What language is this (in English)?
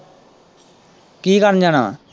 Punjabi